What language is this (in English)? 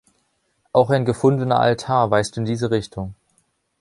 German